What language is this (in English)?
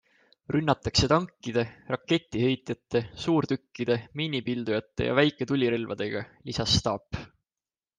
Estonian